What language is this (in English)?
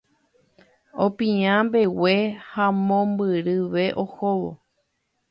Guarani